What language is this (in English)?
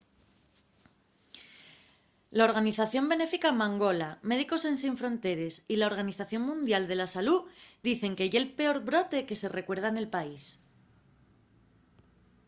Asturian